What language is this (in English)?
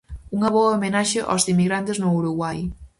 Galician